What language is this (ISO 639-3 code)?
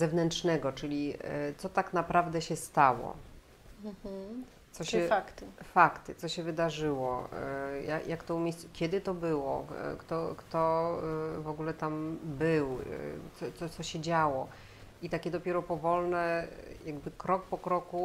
pol